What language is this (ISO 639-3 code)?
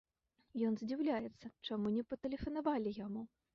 bel